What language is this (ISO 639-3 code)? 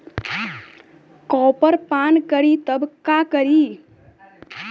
bho